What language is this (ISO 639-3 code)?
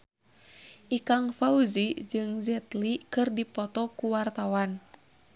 sun